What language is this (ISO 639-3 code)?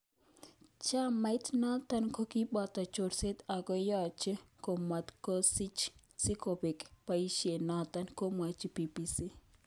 kln